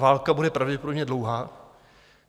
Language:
Czech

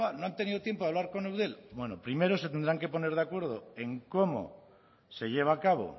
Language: Spanish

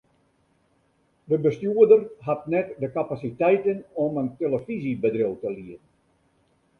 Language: Western Frisian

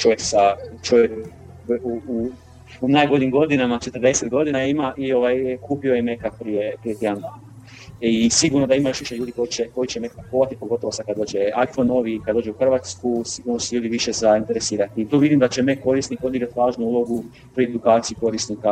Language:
Croatian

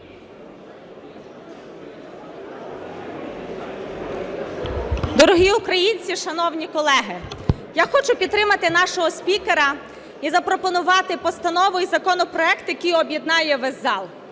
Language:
Ukrainian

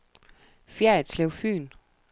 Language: Danish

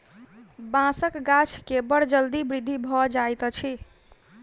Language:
Maithili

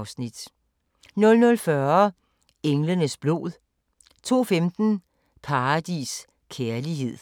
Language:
Danish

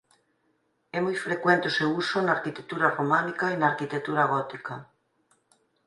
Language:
Galician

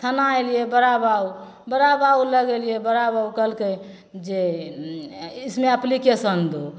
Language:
Maithili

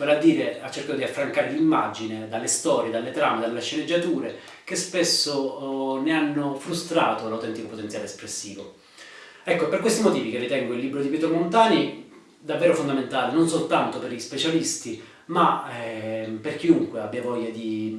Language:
Italian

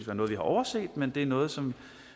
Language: Danish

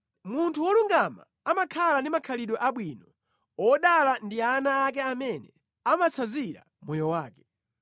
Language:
Nyanja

